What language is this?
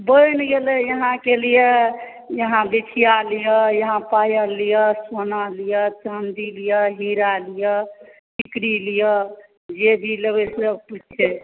Maithili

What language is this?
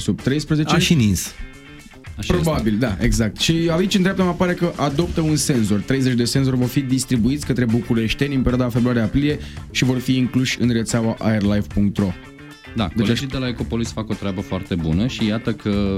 Romanian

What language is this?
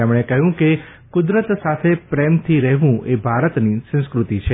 Gujarati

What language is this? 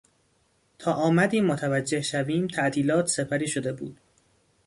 Persian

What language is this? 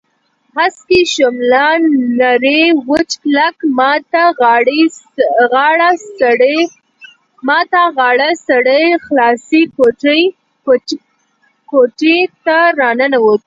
Pashto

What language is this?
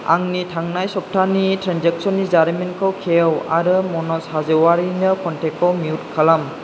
Bodo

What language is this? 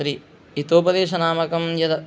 Sanskrit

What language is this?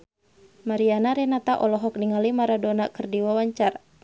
Sundanese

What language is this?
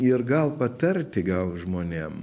Lithuanian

